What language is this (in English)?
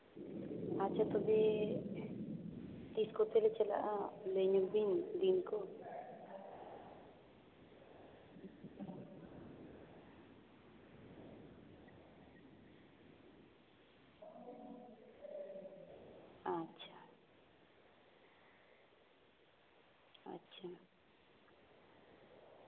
Santali